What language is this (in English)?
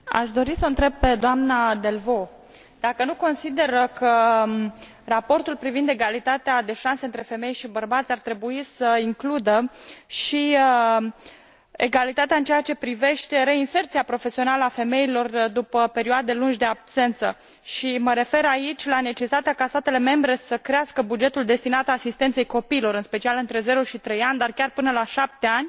Romanian